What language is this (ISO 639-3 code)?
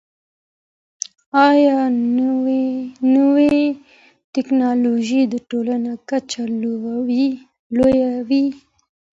pus